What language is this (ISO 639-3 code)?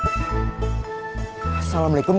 ind